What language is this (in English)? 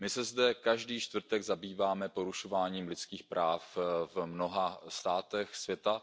Czech